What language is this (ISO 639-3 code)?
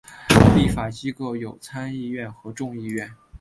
zho